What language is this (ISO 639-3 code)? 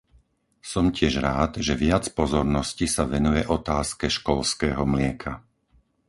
slk